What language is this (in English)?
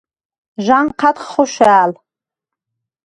Svan